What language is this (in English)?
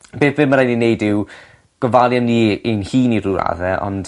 Welsh